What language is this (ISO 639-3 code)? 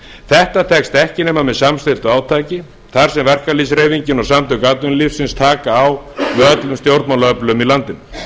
isl